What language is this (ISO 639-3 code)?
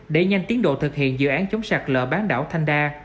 vie